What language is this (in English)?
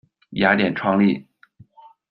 Chinese